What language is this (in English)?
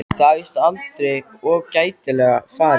Icelandic